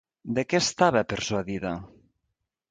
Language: Catalan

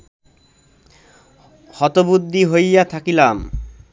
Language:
Bangla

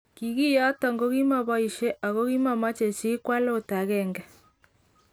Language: Kalenjin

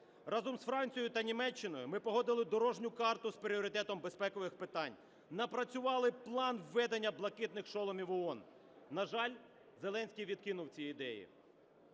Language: Ukrainian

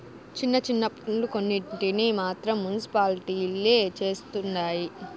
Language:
Telugu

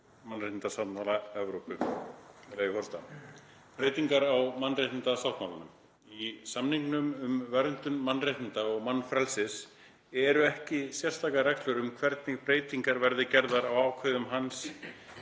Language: Icelandic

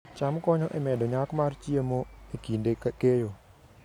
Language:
Luo (Kenya and Tanzania)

